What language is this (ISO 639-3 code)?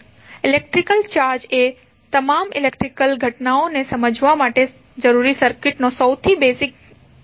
guj